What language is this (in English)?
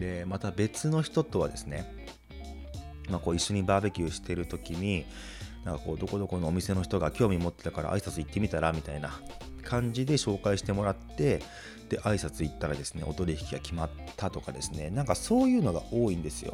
Japanese